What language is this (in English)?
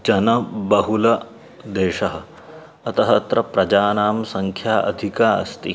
Sanskrit